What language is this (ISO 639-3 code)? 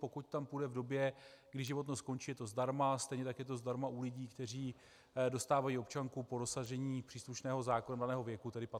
ces